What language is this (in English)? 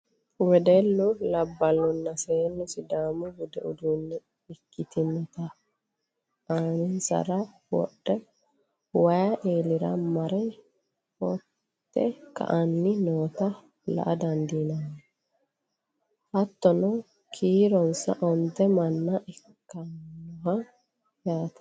Sidamo